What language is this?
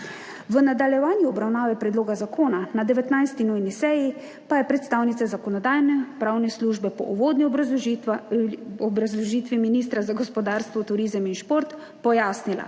Slovenian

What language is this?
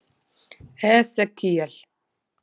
Icelandic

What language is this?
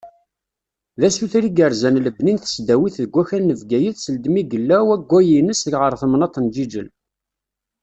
Kabyle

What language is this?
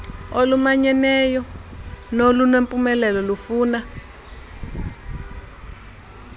Xhosa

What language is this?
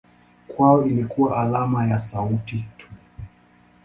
Swahili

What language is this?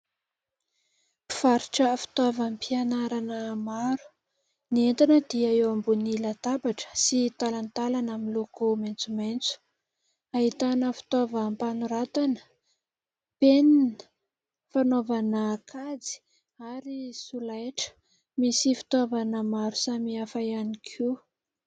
Malagasy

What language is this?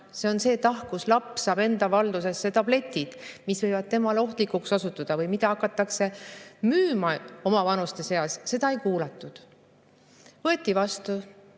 Estonian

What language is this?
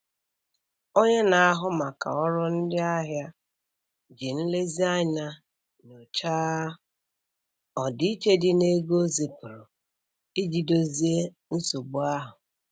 Igbo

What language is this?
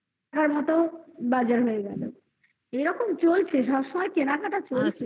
Bangla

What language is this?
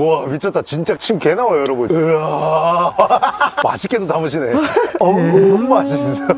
Korean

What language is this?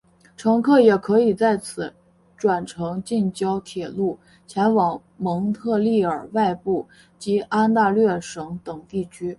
Chinese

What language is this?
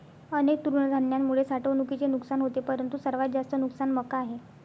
Marathi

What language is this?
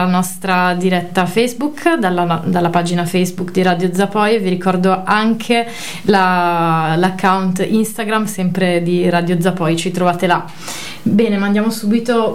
Italian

